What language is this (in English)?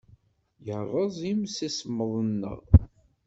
Kabyle